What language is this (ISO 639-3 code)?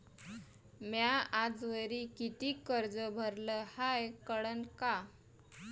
mar